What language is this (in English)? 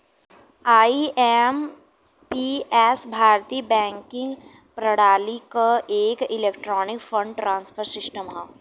Bhojpuri